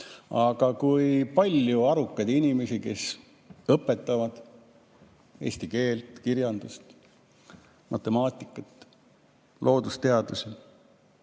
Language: Estonian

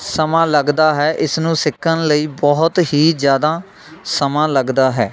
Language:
Punjabi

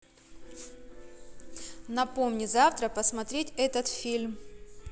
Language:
Russian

